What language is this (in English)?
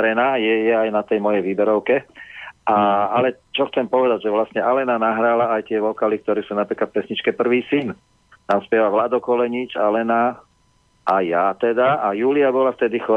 Slovak